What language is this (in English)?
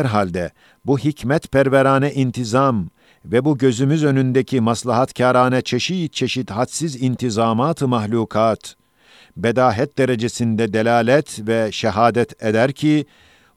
Turkish